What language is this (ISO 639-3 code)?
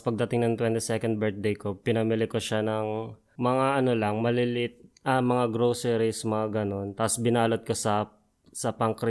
fil